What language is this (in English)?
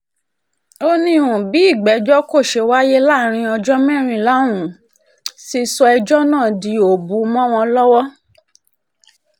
Yoruba